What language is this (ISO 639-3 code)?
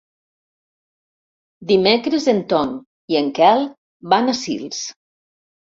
cat